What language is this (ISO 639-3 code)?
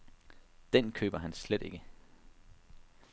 dan